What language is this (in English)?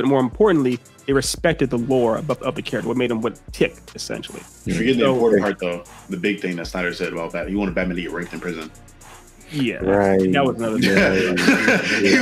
English